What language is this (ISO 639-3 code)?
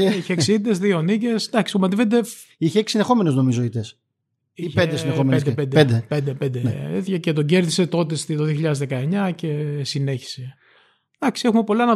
ell